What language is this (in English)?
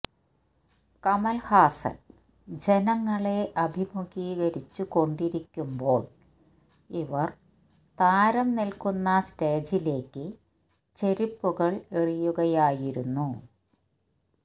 Malayalam